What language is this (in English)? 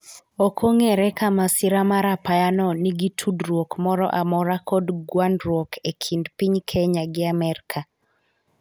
Luo (Kenya and Tanzania)